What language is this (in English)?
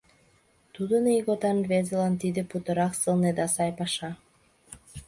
Mari